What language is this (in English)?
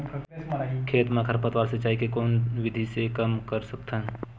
Chhattisgarhi